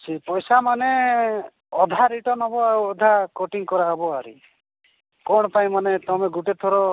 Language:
Odia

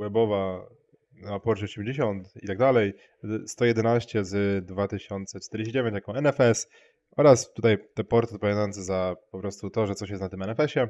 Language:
Polish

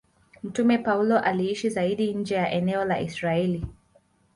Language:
Swahili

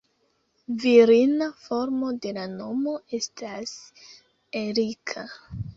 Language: Esperanto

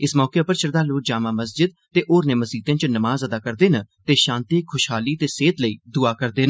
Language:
Dogri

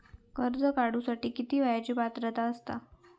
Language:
Marathi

